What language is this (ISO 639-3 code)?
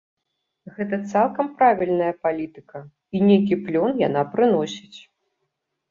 bel